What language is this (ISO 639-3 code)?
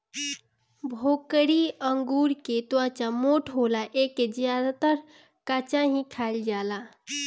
bho